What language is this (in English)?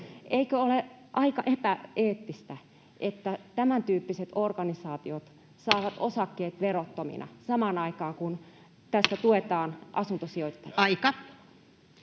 Finnish